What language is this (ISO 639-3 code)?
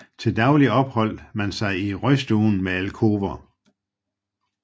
dan